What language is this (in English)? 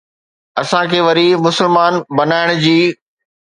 Sindhi